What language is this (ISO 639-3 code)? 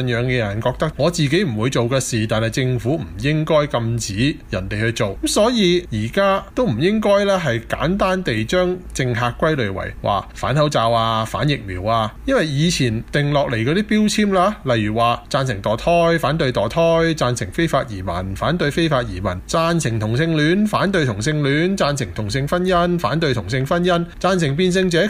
zho